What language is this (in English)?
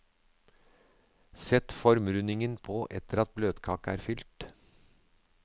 Norwegian